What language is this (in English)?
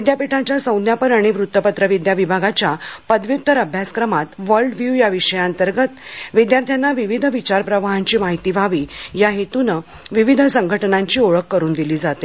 Marathi